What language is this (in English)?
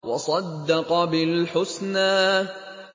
Arabic